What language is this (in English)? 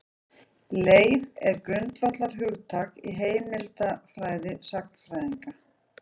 Icelandic